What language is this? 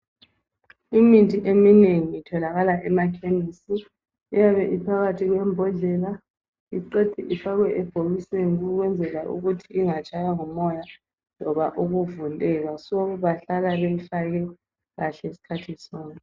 North Ndebele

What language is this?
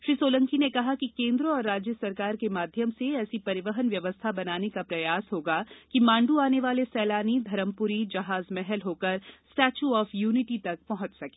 Hindi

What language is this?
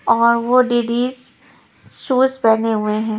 Hindi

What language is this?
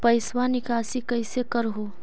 Magahi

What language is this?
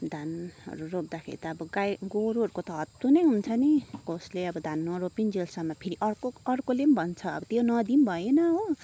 Nepali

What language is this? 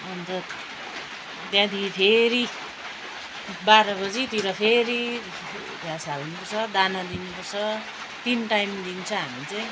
Nepali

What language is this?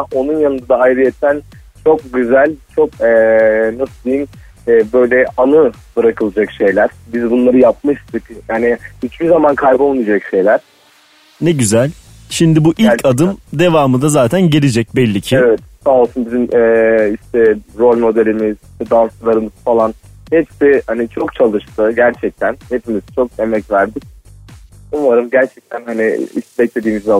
Turkish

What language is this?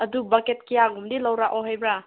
Manipuri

